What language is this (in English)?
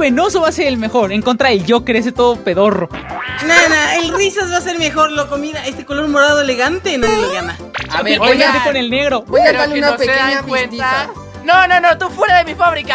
Spanish